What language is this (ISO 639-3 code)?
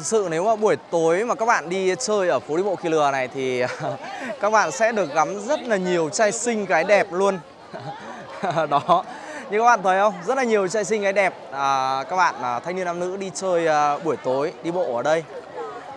vie